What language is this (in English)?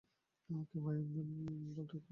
Bangla